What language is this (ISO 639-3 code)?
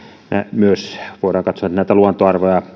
fin